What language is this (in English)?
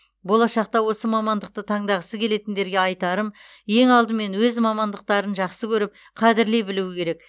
Kazakh